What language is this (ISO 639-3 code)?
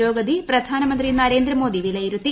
mal